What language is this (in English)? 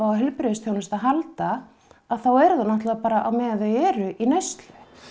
Icelandic